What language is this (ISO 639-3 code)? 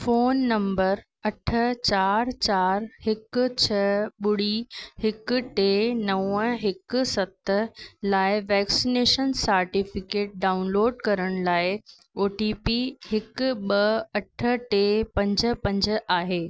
snd